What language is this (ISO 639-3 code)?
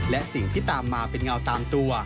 tha